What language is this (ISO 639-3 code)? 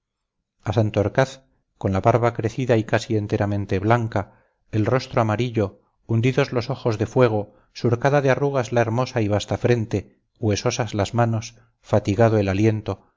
spa